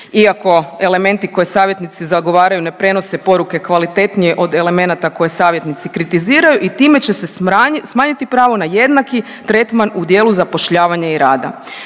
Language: Croatian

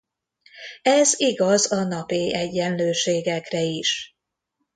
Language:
Hungarian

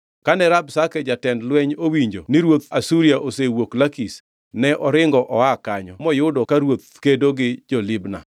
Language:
Luo (Kenya and Tanzania)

